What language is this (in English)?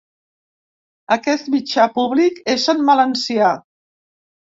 Catalan